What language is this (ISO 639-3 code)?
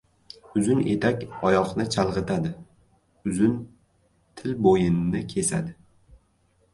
uzb